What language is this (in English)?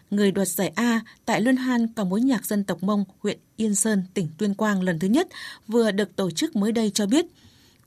Vietnamese